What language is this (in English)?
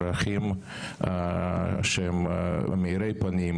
Hebrew